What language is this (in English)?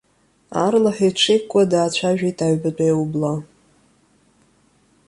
Abkhazian